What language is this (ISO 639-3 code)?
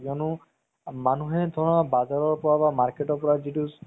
asm